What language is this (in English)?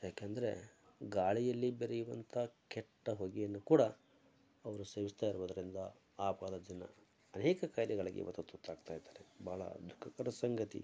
Kannada